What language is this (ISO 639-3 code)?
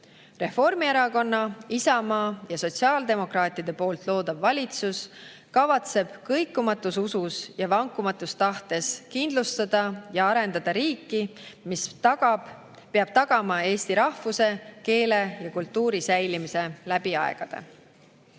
est